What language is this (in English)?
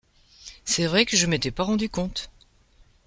French